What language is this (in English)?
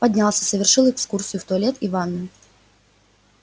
Russian